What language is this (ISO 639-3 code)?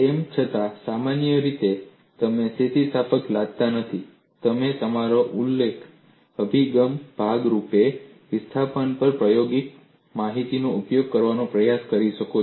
guj